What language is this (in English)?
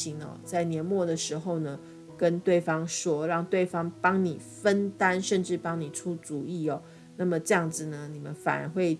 Chinese